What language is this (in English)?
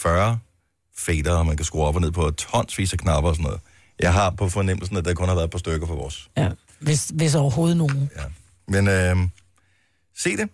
Danish